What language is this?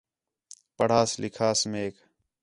Khetrani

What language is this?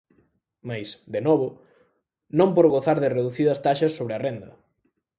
Galician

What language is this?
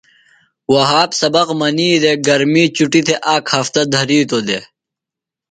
Phalura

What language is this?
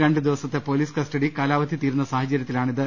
Malayalam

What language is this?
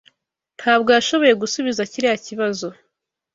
Kinyarwanda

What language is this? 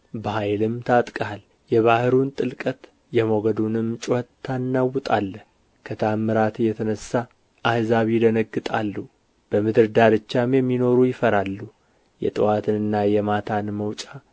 Amharic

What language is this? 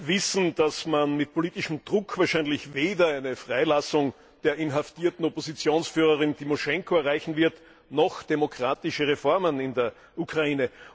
German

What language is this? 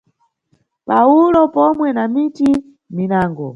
Nyungwe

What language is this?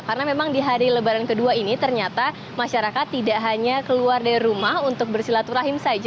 Indonesian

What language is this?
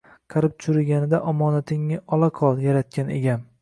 Uzbek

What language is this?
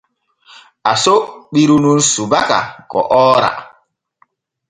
Borgu Fulfulde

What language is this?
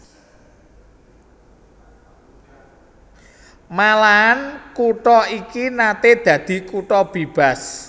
Javanese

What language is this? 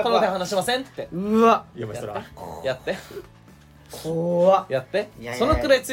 Japanese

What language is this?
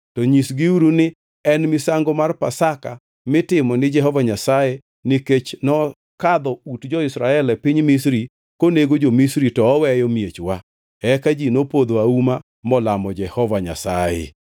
Luo (Kenya and Tanzania)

